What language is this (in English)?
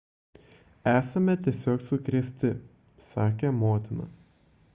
Lithuanian